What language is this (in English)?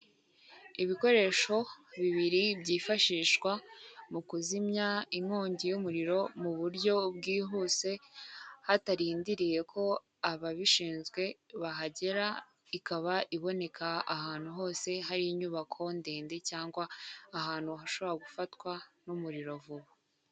Kinyarwanda